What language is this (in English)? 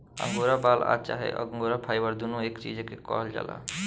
Bhojpuri